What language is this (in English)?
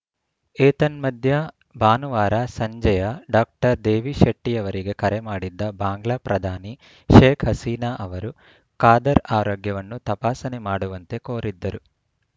Kannada